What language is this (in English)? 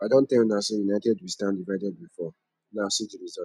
Nigerian Pidgin